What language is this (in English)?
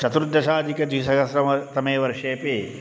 Sanskrit